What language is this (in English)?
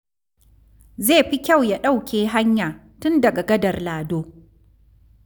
Hausa